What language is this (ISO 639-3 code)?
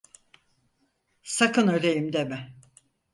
tur